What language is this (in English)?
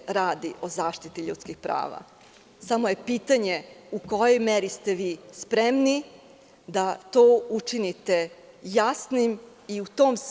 Serbian